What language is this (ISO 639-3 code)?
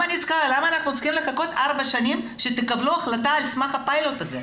heb